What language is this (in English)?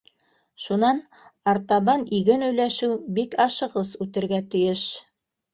Bashkir